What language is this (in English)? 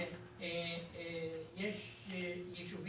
Hebrew